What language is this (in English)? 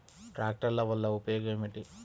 Telugu